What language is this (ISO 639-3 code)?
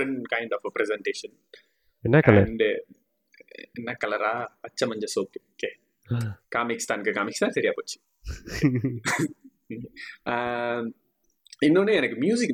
tam